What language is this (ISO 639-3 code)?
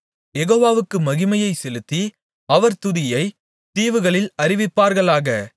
tam